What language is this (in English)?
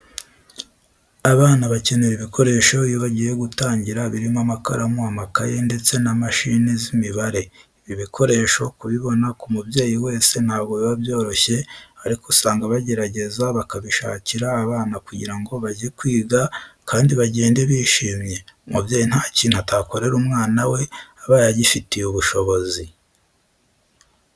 Kinyarwanda